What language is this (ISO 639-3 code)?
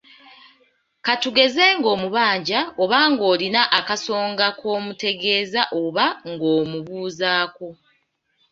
lug